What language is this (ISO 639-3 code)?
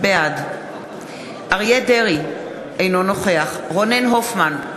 heb